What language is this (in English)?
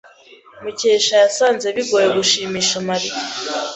Kinyarwanda